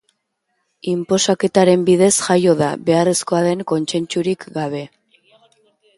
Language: Basque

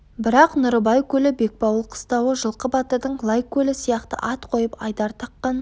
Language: Kazakh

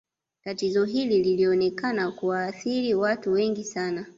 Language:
Swahili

